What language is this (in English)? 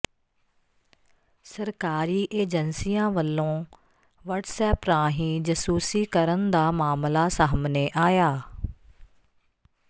Punjabi